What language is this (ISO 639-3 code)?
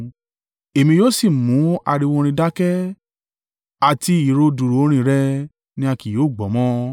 yor